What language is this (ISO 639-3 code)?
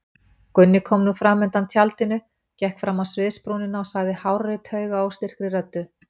isl